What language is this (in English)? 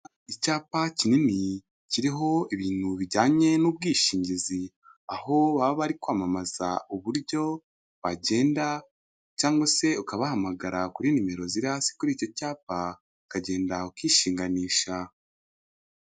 Kinyarwanda